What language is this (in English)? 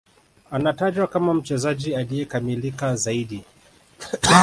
Swahili